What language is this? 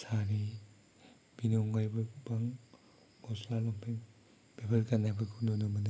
Bodo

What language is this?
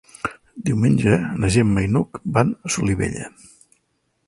Catalan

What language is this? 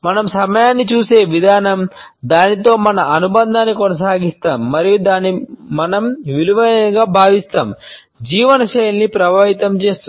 Telugu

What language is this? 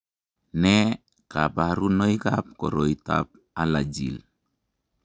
Kalenjin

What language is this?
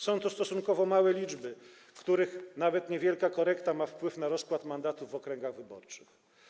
Polish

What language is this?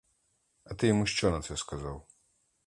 Ukrainian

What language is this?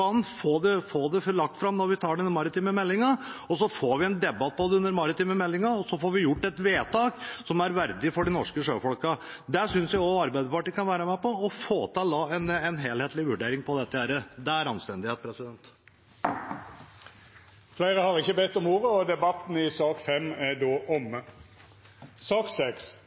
Norwegian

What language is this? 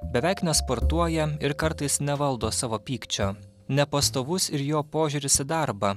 Lithuanian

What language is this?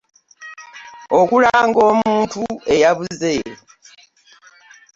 Ganda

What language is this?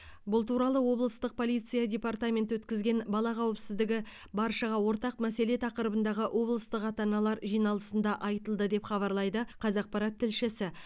Kazakh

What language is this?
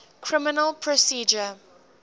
English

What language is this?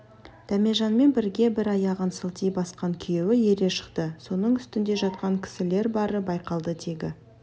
Kazakh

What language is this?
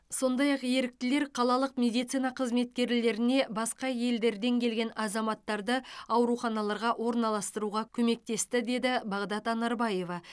Kazakh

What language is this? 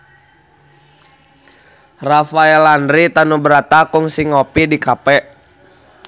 Sundanese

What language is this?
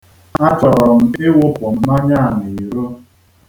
Igbo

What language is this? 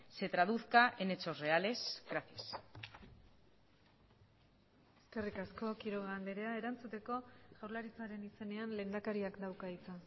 Basque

